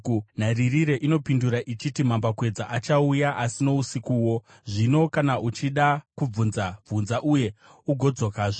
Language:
Shona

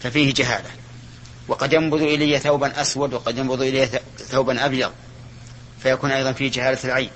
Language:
Arabic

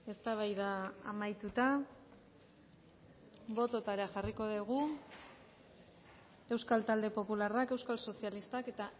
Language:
Basque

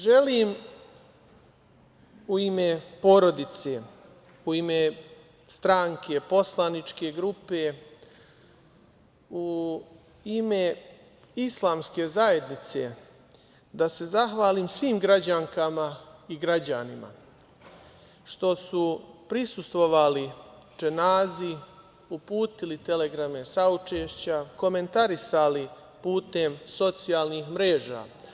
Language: Serbian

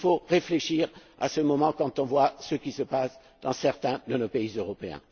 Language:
French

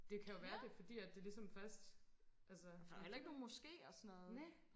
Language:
Danish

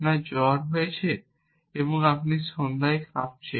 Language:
Bangla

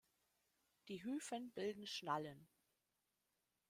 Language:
German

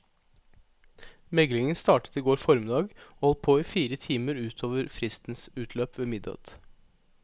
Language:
Norwegian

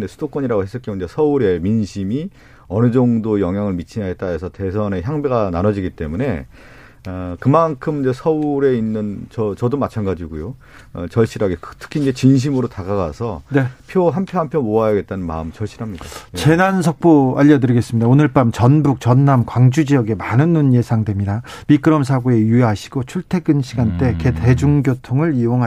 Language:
Korean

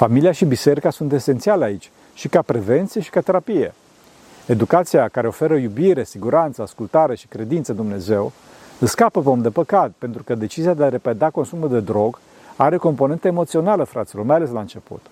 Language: Romanian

